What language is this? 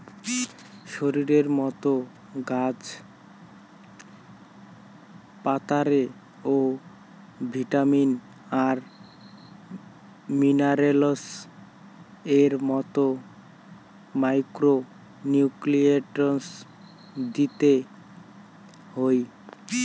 Bangla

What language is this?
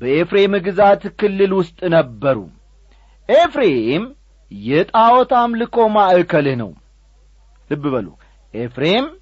Amharic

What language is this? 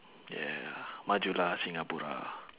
English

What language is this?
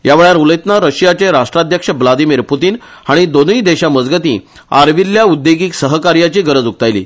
Konkani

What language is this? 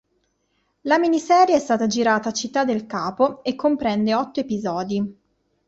Italian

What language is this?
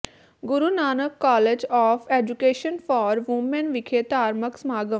Punjabi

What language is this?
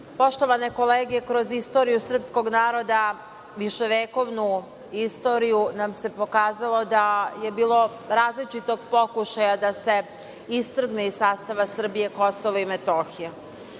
Serbian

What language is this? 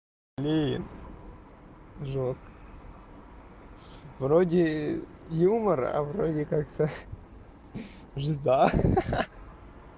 Russian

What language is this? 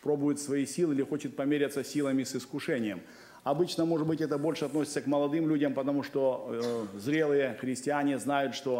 Russian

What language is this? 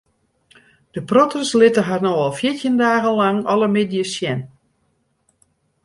Western Frisian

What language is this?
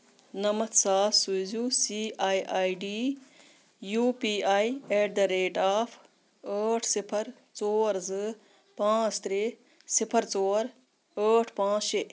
Kashmiri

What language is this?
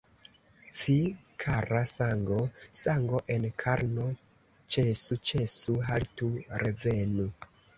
Esperanto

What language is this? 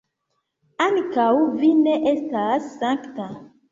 Esperanto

